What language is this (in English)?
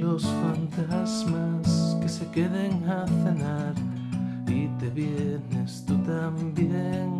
Spanish